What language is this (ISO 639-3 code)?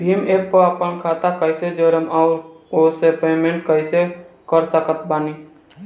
bho